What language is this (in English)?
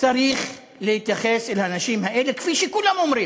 Hebrew